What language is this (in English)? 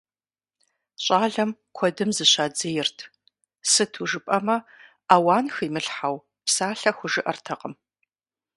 Kabardian